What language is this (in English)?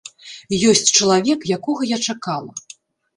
Belarusian